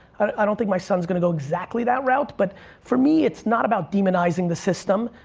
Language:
English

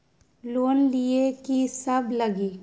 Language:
Magahi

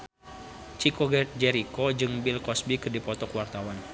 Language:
Sundanese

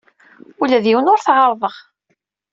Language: Kabyle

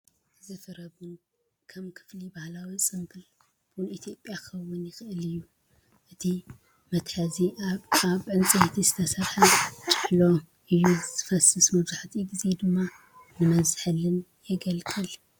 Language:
Tigrinya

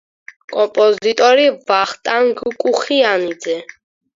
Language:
Georgian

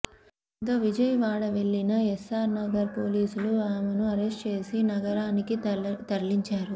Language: Telugu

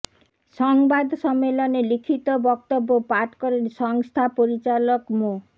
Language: Bangla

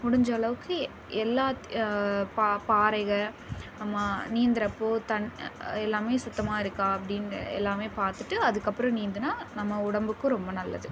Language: Tamil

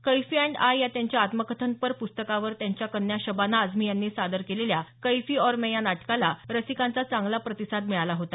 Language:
Marathi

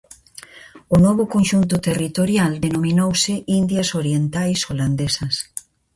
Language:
Galician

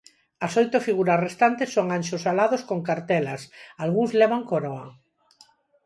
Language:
Galician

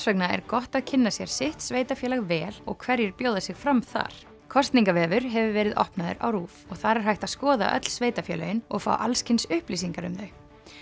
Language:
Icelandic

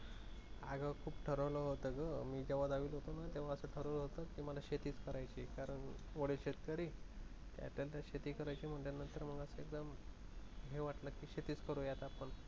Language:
Marathi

